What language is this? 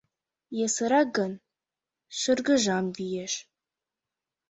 Mari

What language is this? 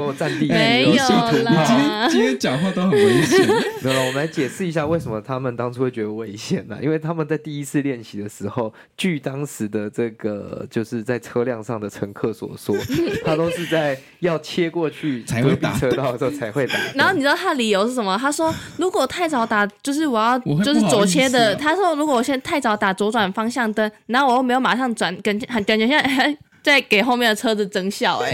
Chinese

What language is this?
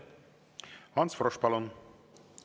Estonian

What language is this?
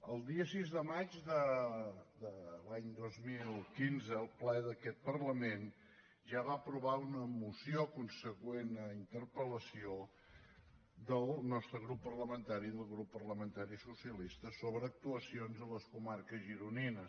Catalan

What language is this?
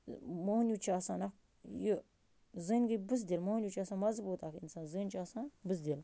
Kashmiri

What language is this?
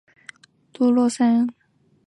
Chinese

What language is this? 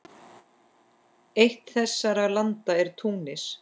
Icelandic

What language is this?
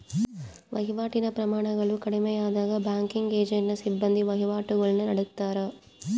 Kannada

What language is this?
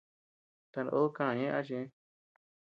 Tepeuxila Cuicatec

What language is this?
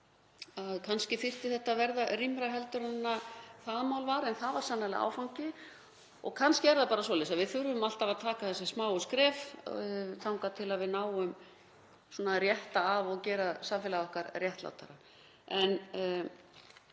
Icelandic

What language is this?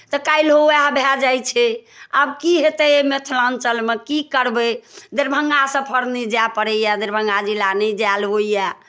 Maithili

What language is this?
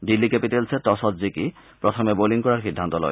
Assamese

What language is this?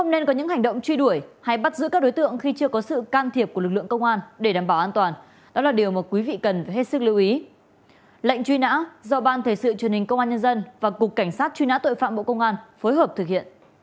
Vietnamese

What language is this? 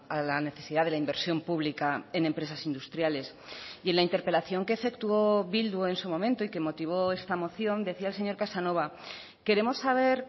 Spanish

